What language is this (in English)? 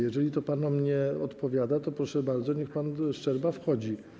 Polish